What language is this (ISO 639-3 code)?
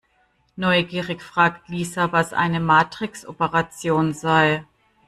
deu